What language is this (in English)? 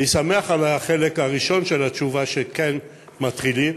Hebrew